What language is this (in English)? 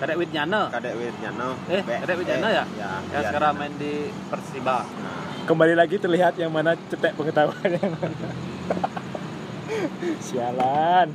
Indonesian